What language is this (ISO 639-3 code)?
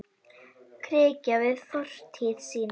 isl